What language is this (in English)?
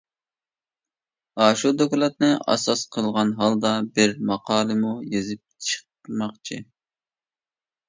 Uyghur